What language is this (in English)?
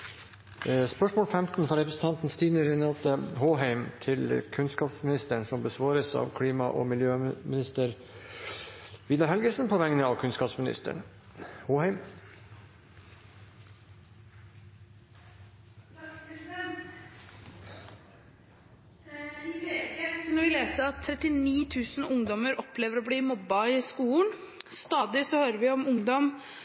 Norwegian Bokmål